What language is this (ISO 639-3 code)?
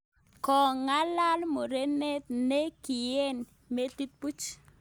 kln